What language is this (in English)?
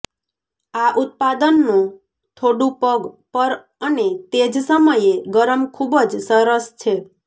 Gujarati